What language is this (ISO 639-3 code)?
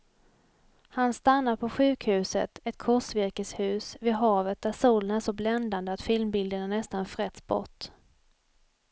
swe